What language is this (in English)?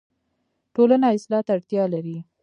Pashto